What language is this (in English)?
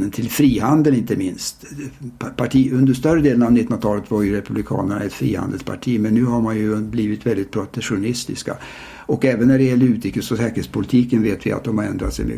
Swedish